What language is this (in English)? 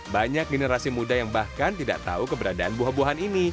Indonesian